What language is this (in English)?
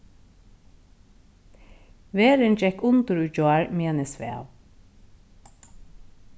Faroese